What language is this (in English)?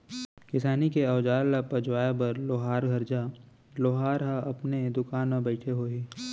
Chhattisgarhi